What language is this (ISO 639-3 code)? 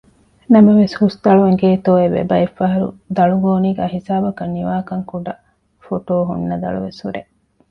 div